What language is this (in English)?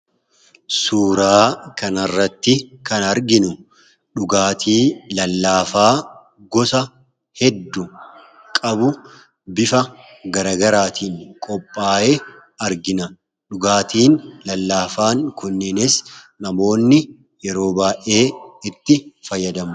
Oromo